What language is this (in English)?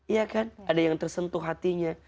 Indonesian